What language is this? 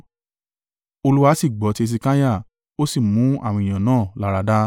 Yoruba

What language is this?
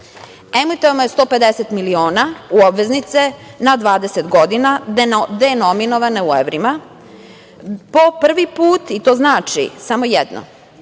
Serbian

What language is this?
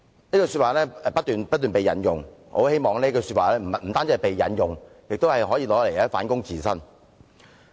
Cantonese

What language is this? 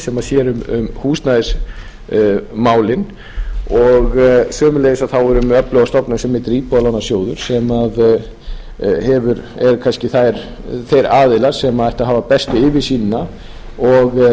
Icelandic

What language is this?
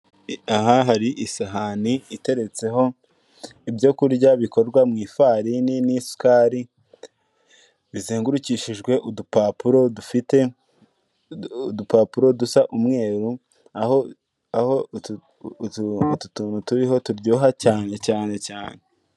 Kinyarwanda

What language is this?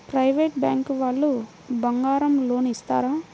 Telugu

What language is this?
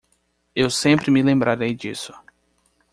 Portuguese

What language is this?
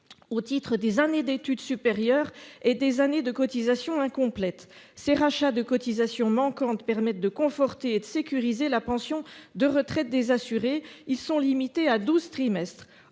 French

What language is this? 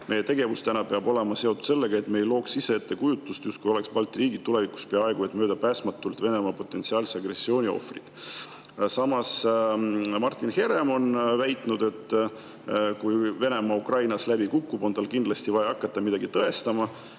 Estonian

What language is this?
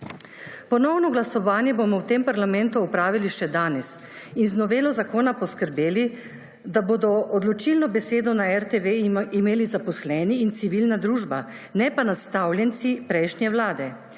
Slovenian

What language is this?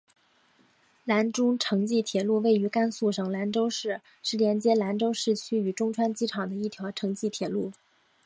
Chinese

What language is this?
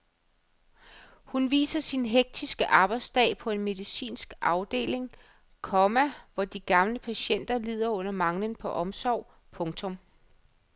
Danish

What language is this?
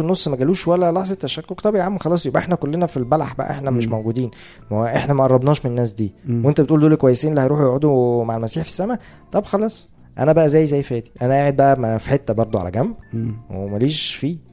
Arabic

